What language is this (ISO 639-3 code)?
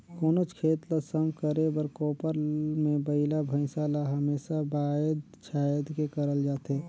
hne